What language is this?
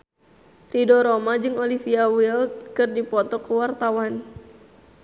Sundanese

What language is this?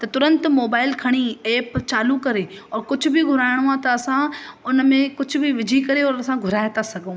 Sindhi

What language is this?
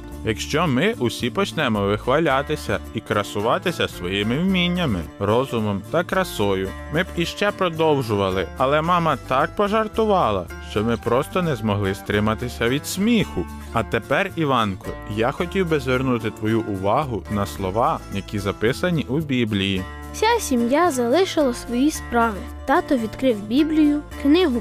Ukrainian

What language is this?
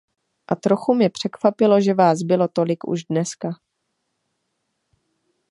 Czech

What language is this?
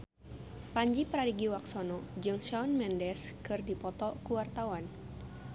Sundanese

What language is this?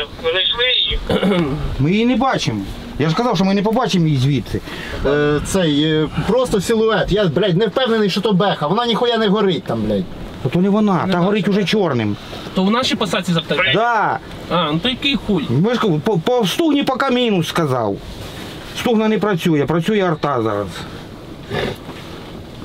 Russian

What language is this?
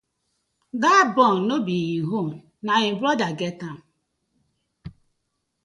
Nigerian Pidgin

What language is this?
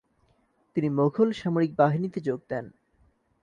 Bangla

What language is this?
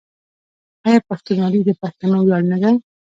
Pashto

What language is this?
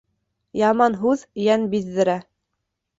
Bashkir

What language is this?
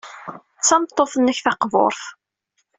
Kabyle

